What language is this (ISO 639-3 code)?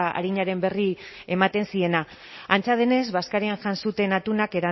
eus